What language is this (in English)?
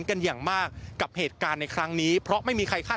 Thai